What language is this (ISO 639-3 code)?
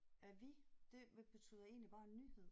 dan